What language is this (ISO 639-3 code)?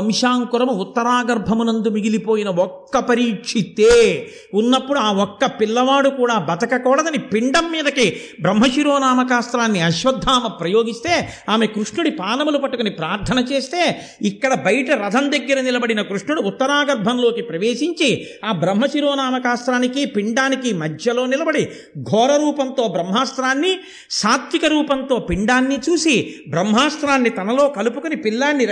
tel